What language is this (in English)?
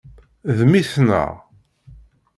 Kabyle